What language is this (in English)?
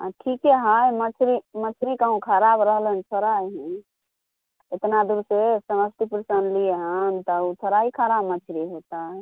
Maithili